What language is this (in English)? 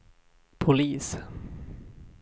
Swedish